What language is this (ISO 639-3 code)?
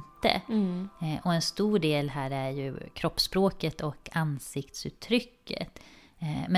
swe